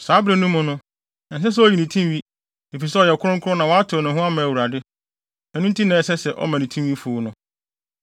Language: Akan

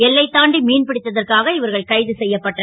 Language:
Tamil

